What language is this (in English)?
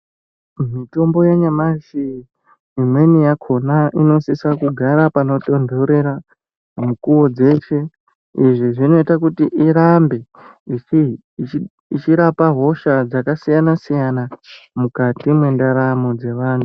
Ndau